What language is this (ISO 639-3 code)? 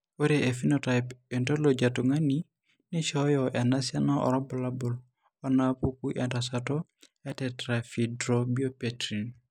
mas